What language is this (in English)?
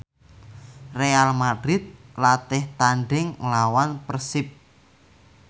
Javanese